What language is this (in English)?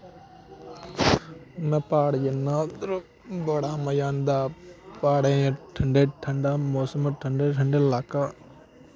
Dogri